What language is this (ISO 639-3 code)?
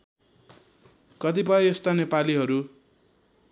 nep